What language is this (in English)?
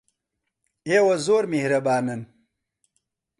Central Kurdish